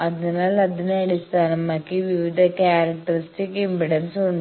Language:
Malayalam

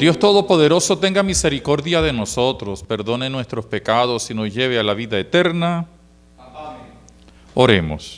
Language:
Spanish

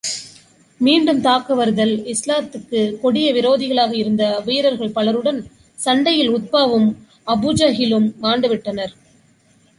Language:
Tamil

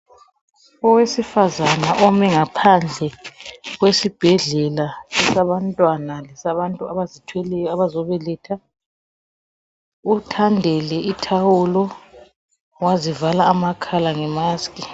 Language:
North Ndebele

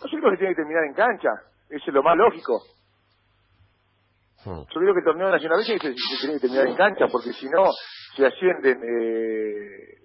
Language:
Spanish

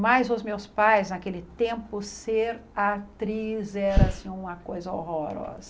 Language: Portuguese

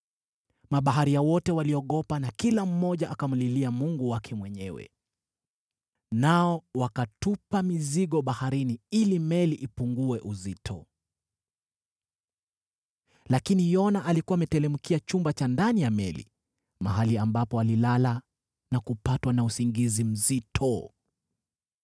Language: Swahili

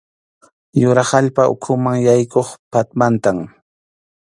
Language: Arequipa-La Unión Quechua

